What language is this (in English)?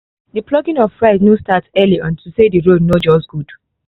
Nigerian Pidgin